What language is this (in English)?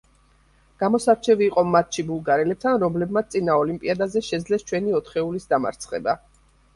Georgian